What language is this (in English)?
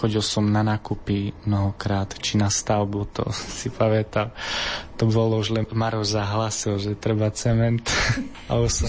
Slovak